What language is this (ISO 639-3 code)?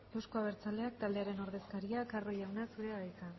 eus